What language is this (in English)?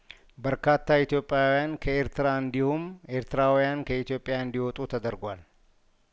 Amharic